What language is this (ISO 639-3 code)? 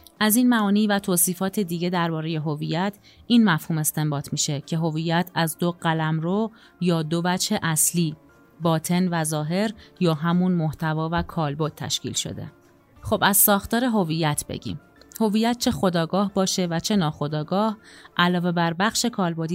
fas